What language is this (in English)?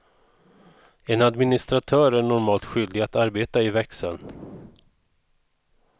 Swedish